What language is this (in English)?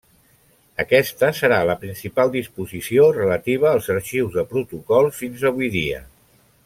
Catalan